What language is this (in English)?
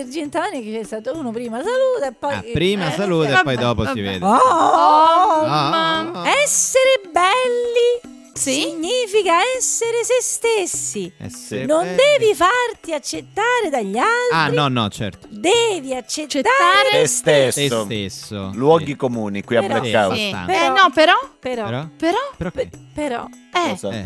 Italian